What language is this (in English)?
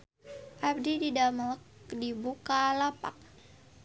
Sundanese